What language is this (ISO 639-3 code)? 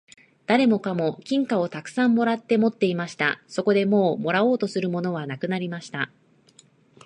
jpn